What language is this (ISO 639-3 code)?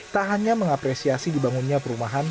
ind